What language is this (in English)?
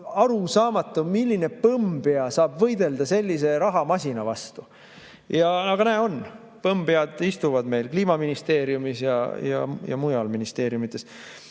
Estonian